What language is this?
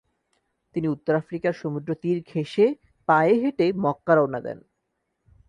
Bangla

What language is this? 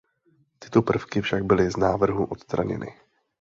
Czech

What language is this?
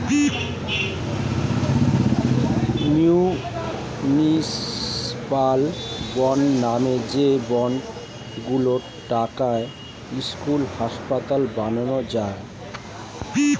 Bangla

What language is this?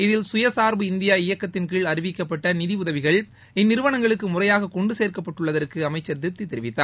Tamil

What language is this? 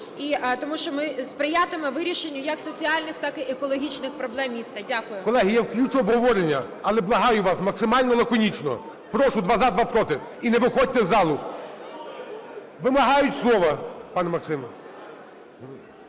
Ukrainian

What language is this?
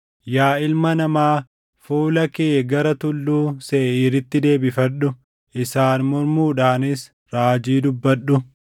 Oromo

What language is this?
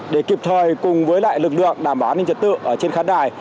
Vietnamese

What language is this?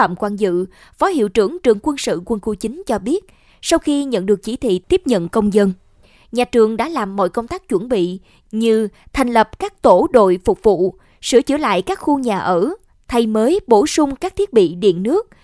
Vietnamese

